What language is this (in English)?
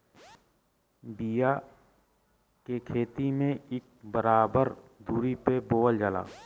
Bhojpuri